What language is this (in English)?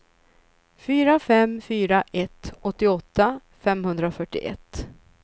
Swedish